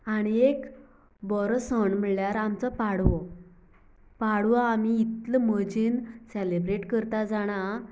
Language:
Konkani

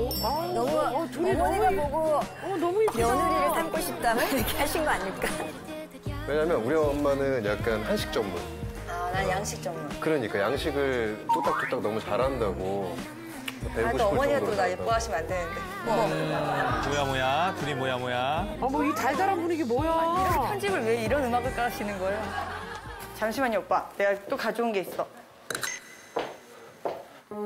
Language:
Korean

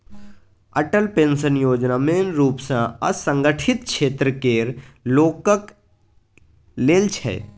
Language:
Maithili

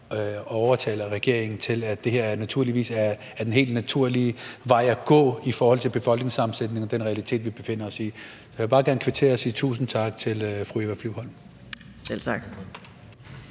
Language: Danish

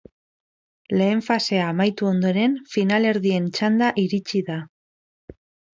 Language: Basque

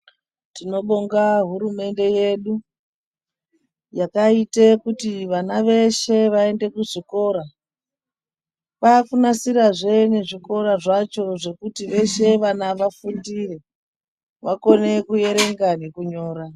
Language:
Ndau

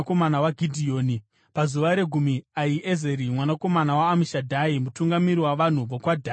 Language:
Shona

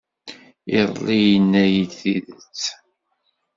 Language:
Kabyle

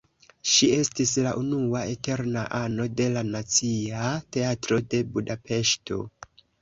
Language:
Esperanto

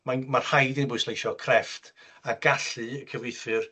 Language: Welsh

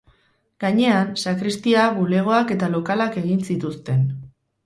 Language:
Basque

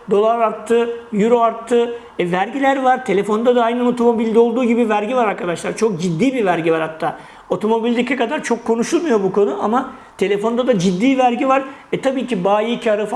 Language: Turkish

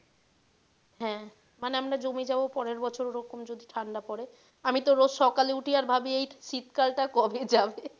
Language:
Bangla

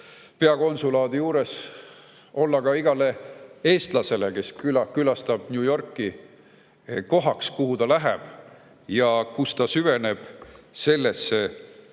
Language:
Estonian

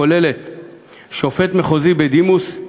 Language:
Hebrew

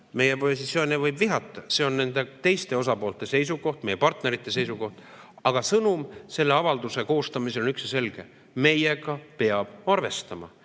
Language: Estonian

